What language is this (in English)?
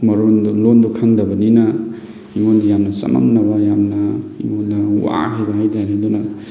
Manipuri